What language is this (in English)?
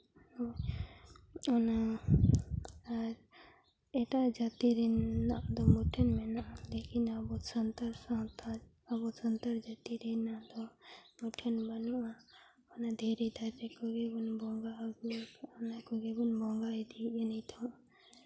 Santali